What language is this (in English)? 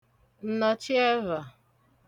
Igbo